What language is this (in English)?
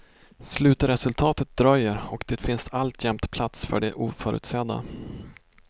Swedish